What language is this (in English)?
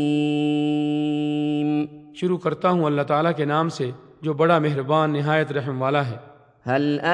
Urdu